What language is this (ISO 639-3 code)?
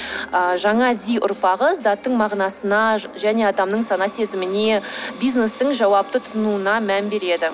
kaz